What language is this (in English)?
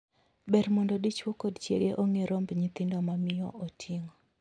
Luo (Kenya and Tanzania)